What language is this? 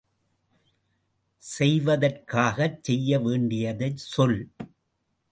Tamil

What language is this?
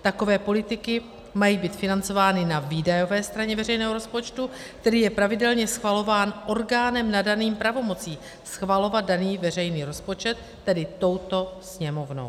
Czech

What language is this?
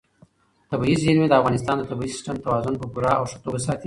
Pashto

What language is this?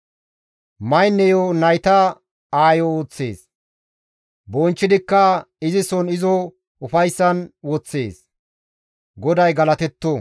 Gamo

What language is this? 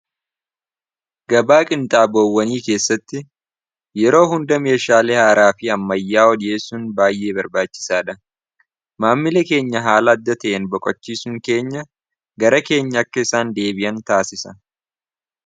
Oromo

